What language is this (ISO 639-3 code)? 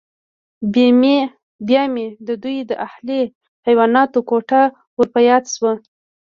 pus